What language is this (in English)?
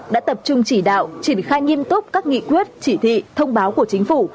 Vietnamese